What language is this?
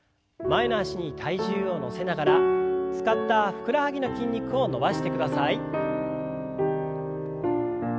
Japanese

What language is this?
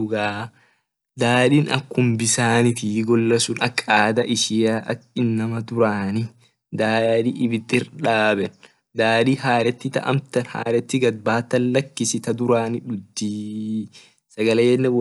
Orma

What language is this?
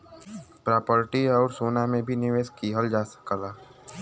Bhojpuri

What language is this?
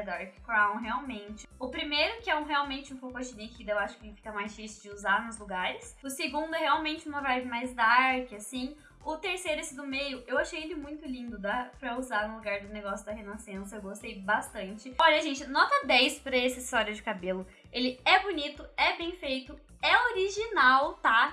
Portuguese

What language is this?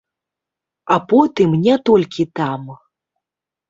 Belarusian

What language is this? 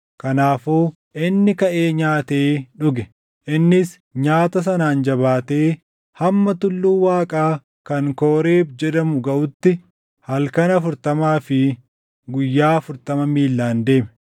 Oromo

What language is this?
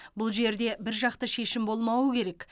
Kazakh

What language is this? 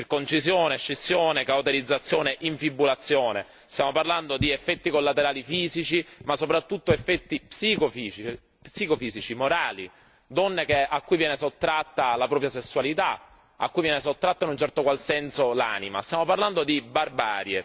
Italian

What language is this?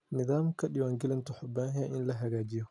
Somali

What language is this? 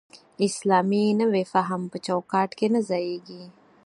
Pashto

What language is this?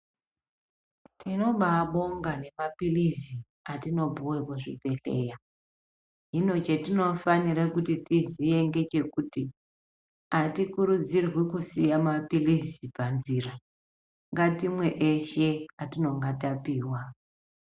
Ndau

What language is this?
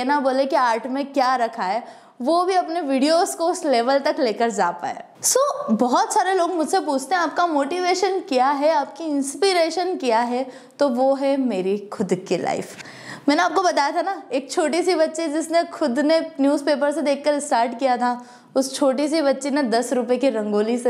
Hindi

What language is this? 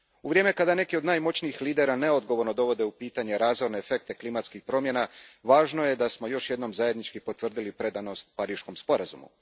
Croatian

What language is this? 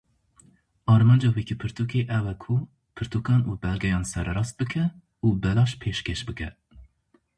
Kurdish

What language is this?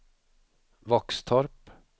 Swedish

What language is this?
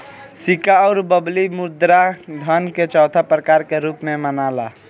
Bhojpuri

